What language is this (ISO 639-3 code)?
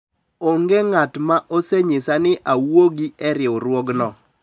luo